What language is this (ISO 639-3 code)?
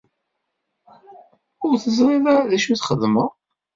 kab